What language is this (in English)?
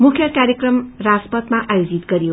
Nepali